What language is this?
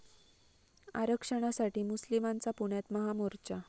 Marathi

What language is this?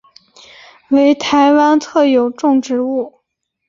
Chinese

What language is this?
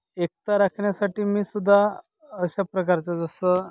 Marathi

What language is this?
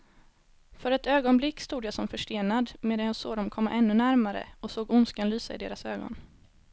Swedish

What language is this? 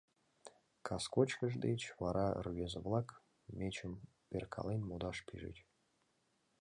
Mari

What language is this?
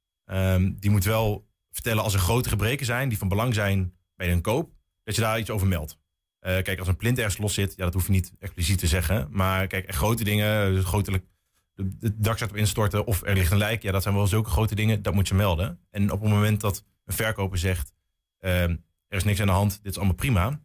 Dutch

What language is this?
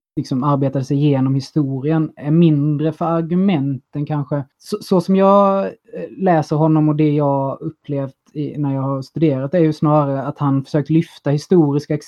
Swedish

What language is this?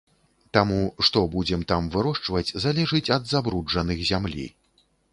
Belarusian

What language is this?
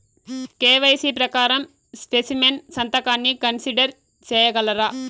Telugu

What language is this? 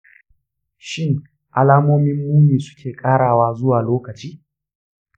Hausa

